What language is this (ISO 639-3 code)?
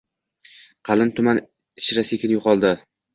uzb